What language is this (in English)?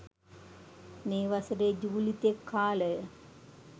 Sinhala